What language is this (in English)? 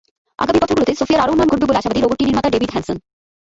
Bangla